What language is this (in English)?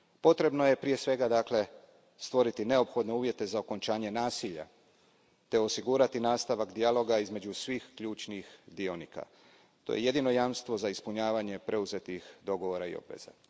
Croatian